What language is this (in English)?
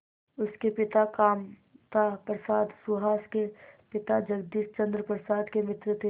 Hindi